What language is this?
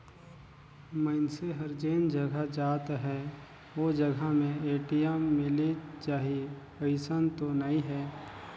Chhattisgarhi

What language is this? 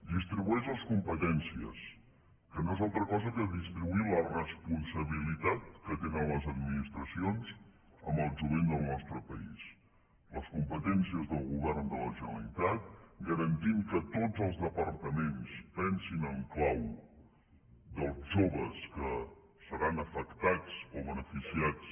Catalan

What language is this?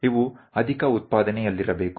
Kannada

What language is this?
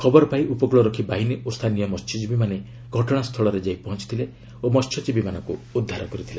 Odia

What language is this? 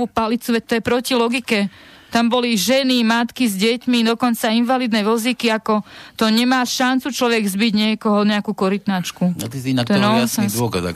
Slovak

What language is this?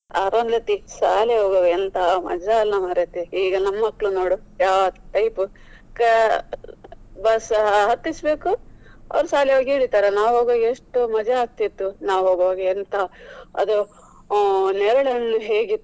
Kannada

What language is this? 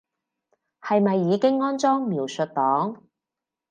Cantonese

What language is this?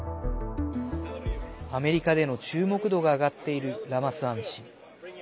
Japanese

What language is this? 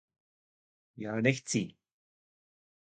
Czech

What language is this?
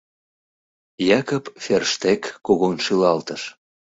Mari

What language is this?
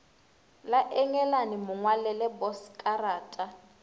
Northern Sotho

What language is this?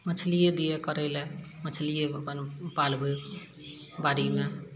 Maithili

